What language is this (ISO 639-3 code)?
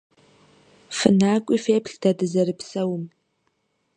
kbd